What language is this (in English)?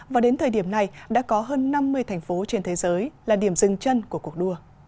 Vietnamese